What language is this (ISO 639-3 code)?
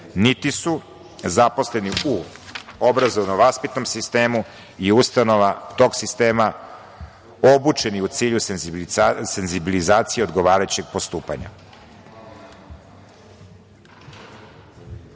srp